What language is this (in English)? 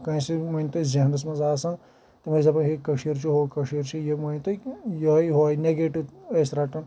Kashmiri